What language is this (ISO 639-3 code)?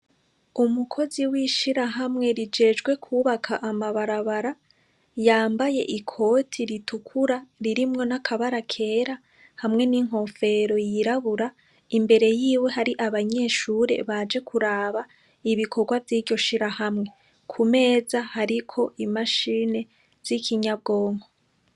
run